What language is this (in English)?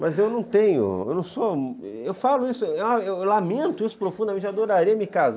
Portuguese